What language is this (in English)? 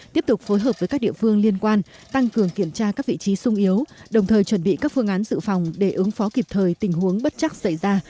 Vietnamese